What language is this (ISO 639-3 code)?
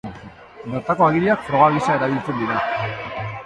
eus